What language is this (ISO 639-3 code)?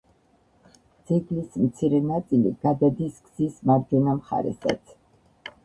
kat